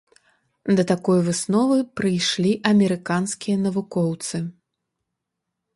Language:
Belarusian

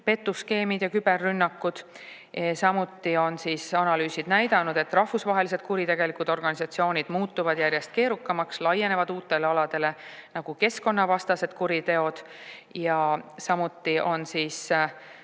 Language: Estonian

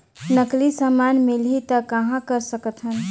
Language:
Chhattisgarhi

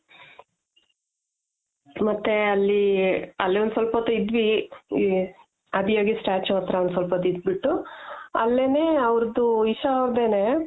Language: Kannada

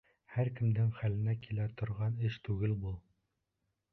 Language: Bashkir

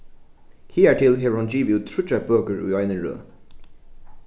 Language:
Faroese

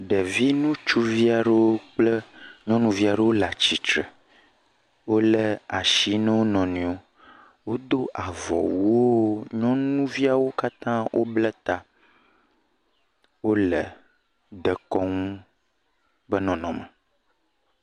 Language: Ewe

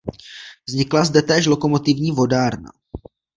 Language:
Czech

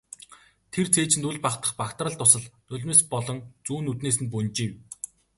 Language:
Mongolian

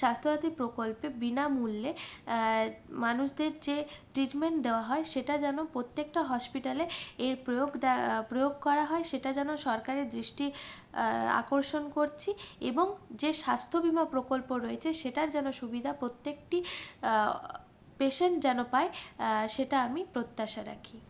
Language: Bangla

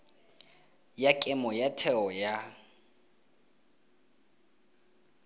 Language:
Tswana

